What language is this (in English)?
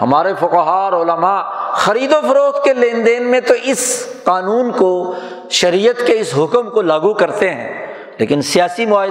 Urdu